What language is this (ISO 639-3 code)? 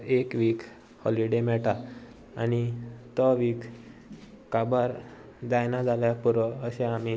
kok